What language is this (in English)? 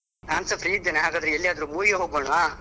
Kannada